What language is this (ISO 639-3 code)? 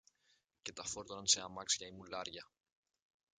ell